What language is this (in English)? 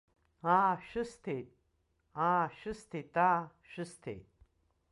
Abkhazian